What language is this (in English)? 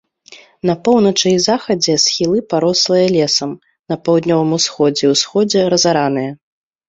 Belarusian